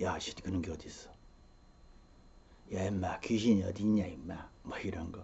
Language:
Korean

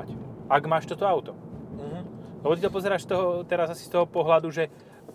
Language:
Slovak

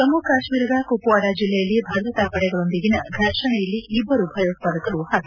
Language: Kannada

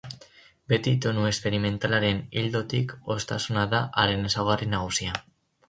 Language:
Basque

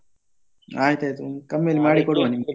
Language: Kannada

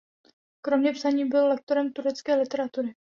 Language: Czech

